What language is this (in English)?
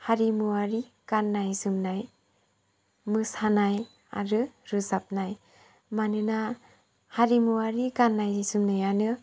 Bodo